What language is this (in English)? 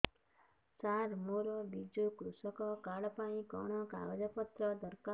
Odia